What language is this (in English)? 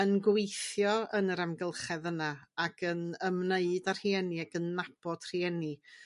Welsh